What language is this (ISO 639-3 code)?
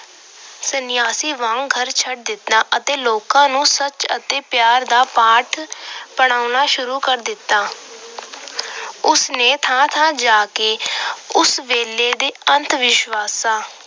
pan